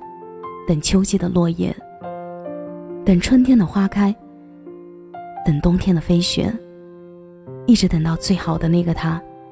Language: Chinese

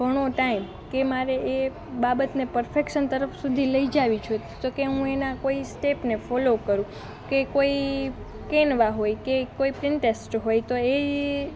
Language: Gujarati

